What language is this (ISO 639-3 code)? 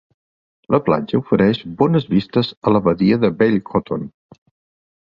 cat